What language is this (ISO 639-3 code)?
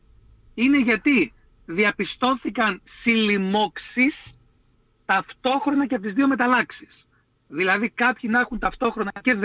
ell